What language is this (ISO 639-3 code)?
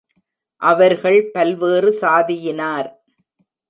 tam